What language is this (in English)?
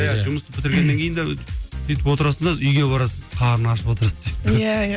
Kazakh